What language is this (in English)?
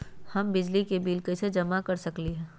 Magahi